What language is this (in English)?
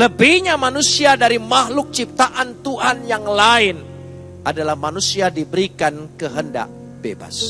Indonesian